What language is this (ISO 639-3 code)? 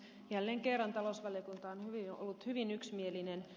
fin